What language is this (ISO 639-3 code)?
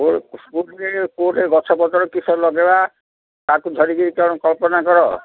ori